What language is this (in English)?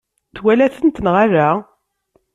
Kabyle